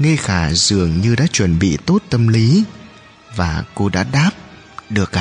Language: Vietnamese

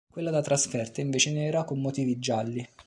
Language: Italian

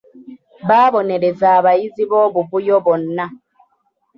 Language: Ganda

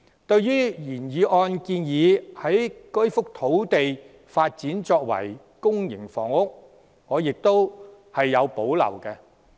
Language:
Cantonese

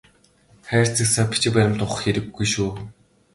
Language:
Mongolian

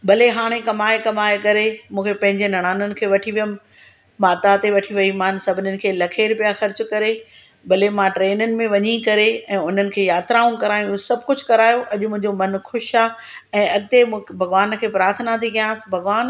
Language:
Sindhi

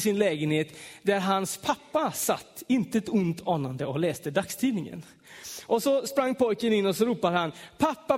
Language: Swedish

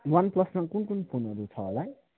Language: Nepali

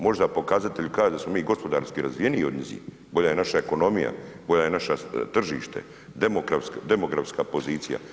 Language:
Croatian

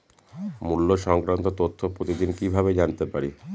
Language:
Bangla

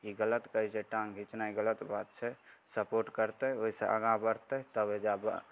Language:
Maithili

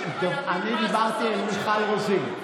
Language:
Hebrew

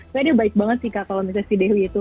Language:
Indonesian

